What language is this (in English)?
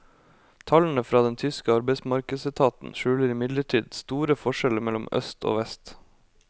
Norwegian